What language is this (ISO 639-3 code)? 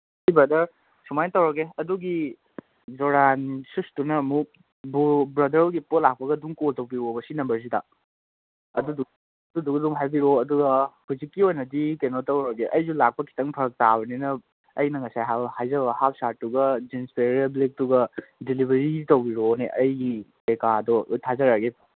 mni